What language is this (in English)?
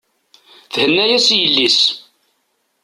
Kabyle